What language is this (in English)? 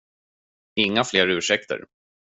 Swedish